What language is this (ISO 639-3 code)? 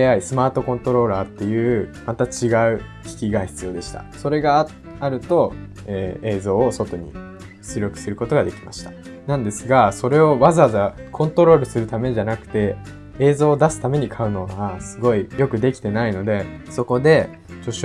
jpn